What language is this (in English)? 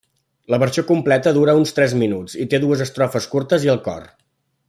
Catalan